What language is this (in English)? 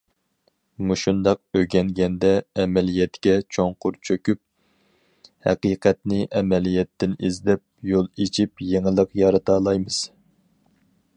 Uyghur